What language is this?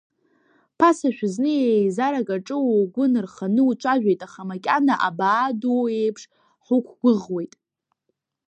Abkhazian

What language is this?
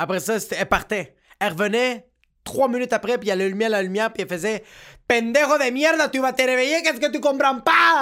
French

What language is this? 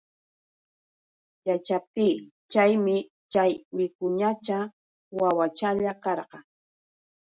Yauyos Quechua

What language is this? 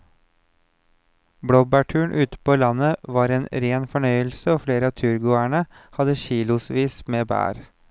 Norwegian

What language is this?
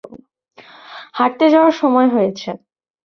Bangla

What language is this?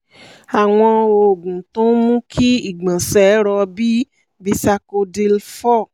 Yoruba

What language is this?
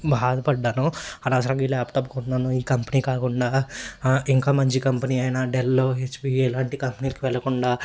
Telugu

